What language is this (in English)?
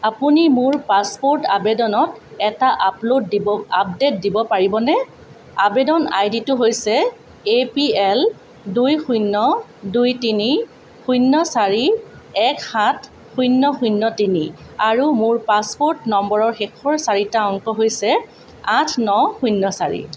Assamese